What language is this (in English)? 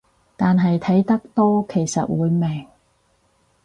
Cantonese